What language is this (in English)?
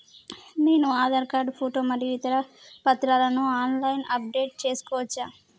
Telugu